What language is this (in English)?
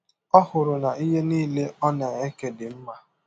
Igbo